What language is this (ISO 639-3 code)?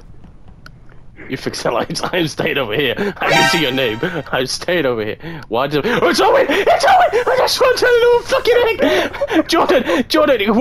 eng